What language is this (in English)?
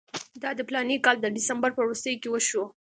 Pashto